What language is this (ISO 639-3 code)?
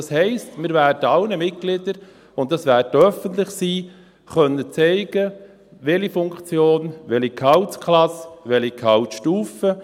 gsw